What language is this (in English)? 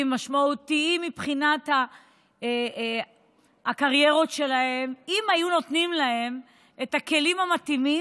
Hebrew